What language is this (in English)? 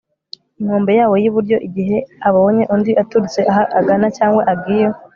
Kinyarwanda